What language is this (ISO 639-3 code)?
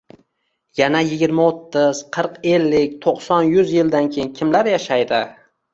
uzb